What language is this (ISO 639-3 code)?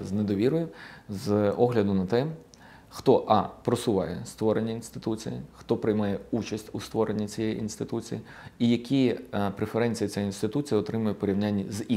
ukr